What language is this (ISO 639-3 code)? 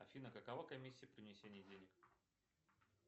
rus